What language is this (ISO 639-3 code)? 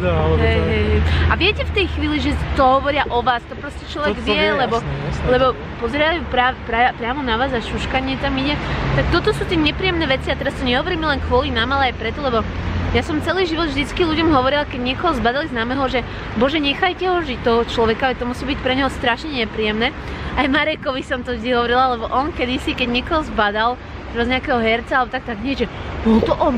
slk